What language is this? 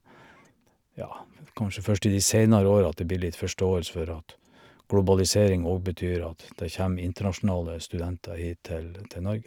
Norwegian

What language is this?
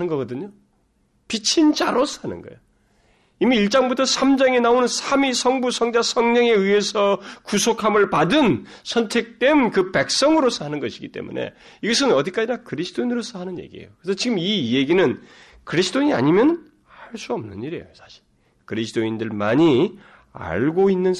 Korean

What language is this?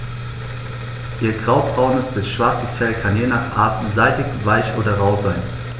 German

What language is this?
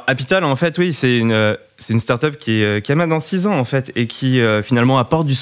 French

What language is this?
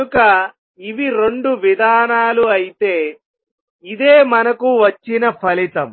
Telugu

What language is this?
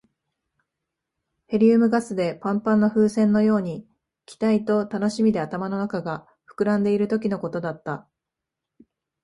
Japanese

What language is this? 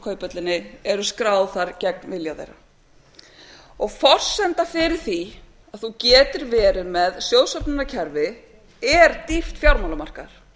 Icelandic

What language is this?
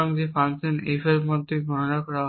Bangla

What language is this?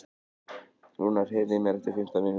Icelandic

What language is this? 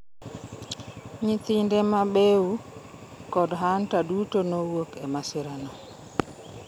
Luo (Kenya and Tanzania)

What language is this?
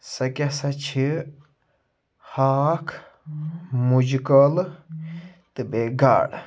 Kashmiri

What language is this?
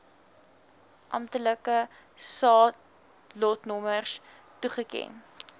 Afrikaans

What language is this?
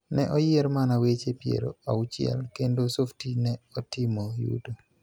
Luo (Kenya and Tanzania)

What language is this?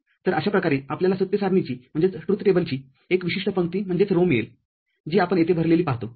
Marathi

